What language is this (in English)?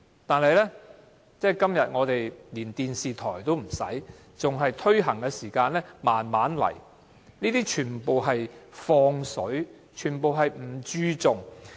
Cantonese